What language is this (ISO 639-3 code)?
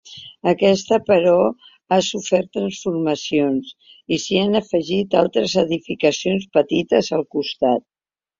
cat